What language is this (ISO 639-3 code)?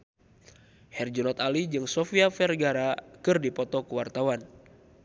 sun